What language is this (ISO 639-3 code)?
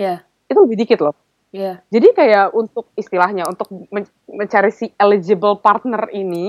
ind